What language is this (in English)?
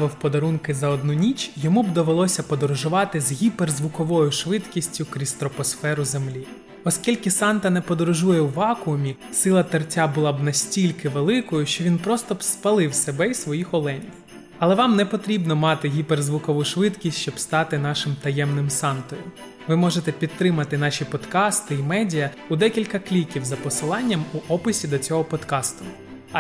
Ukrainian